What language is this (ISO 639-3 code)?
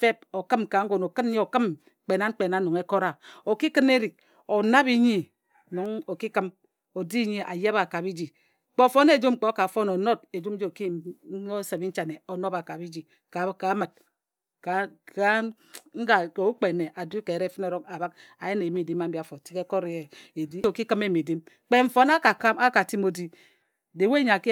etu